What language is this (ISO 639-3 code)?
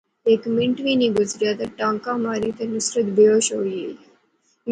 phr